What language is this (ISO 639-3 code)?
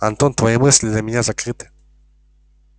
rus